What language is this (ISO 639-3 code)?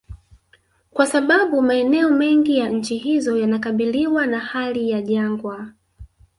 swa